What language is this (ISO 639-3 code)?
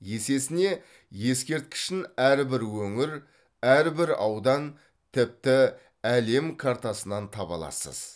kaz